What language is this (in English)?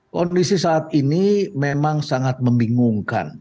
Indonesian